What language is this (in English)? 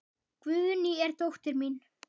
Icelandic